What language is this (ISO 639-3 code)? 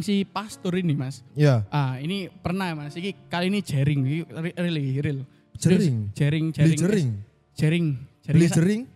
ind